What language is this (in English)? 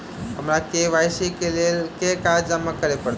Maithili